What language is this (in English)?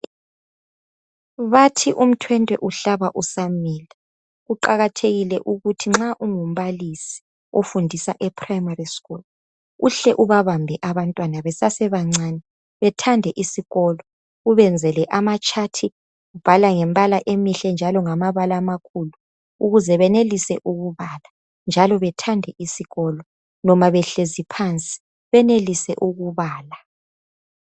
North Ndebele